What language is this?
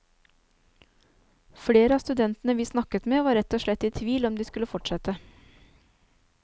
Norwegian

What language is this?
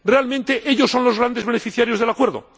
Spanish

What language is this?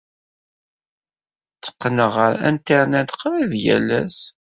Kabyle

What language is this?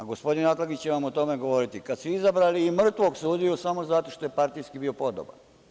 Serbian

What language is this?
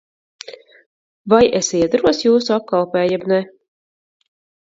Latvian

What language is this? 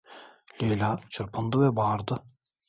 Turkish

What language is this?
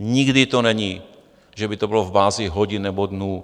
Czech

